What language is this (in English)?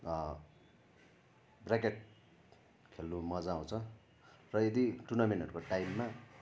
Nepali